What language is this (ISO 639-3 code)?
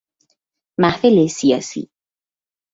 fas